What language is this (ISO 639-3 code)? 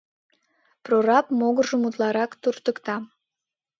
chm